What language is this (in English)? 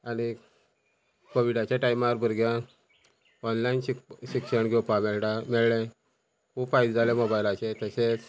Konkani